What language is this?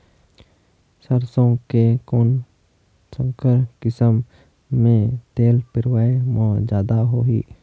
Chhattisgarhi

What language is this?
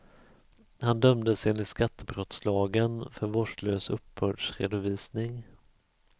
Swedish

